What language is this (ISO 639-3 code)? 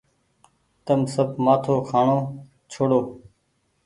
gig